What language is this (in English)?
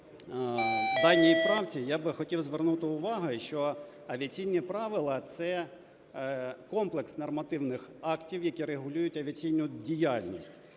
Ukrainian